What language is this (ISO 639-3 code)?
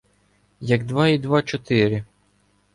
ukr